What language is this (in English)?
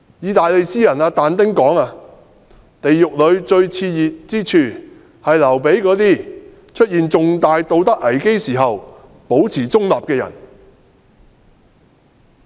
Cantonese